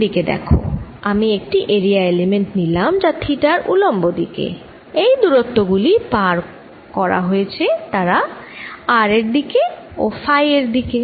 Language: Bangla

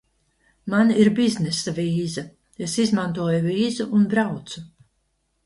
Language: Latvian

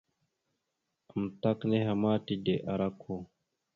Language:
Mada (Cameroon)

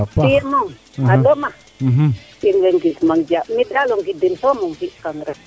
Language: Serer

